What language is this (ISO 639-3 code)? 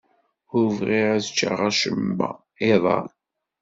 kab